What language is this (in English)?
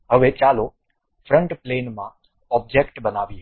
Gujarati